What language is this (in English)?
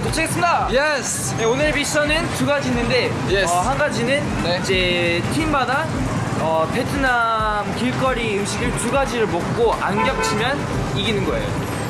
Korean